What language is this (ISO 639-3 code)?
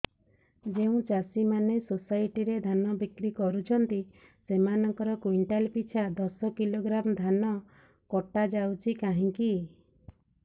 ori